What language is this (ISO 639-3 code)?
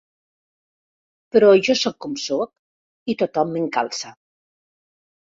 cat